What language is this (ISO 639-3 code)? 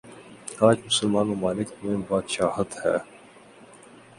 urd